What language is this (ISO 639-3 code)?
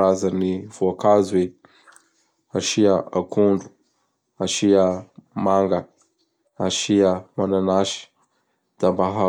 bhr